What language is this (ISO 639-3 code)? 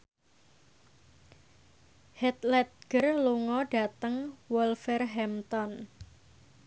jav